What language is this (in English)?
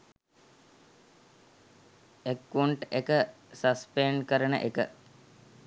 Sinhala